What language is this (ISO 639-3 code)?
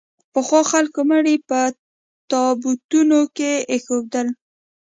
pus